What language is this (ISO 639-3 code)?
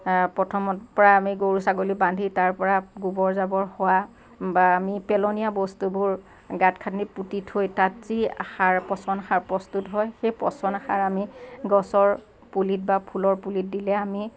asm